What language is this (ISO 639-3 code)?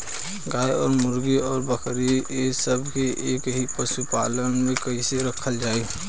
bho